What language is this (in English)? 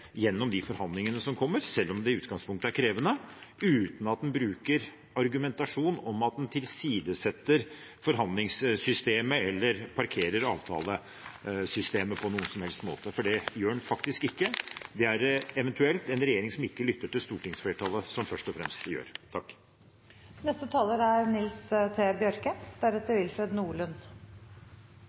Norwegian